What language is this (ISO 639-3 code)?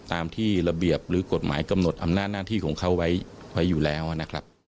tha